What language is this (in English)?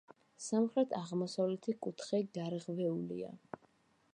Georgian